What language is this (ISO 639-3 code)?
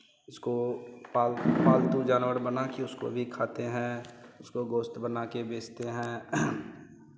hin